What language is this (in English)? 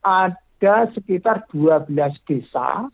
Indonesian